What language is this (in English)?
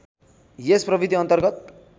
Nepali